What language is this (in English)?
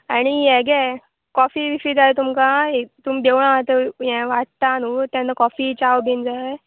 Konkani